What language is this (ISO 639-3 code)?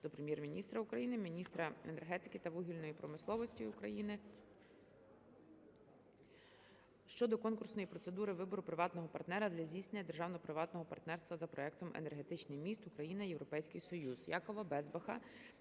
ukr